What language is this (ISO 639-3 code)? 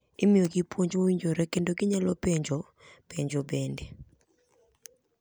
luo